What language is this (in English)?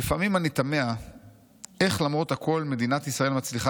Hebrew